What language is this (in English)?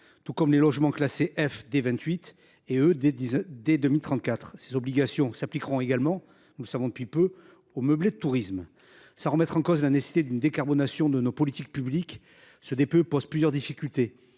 French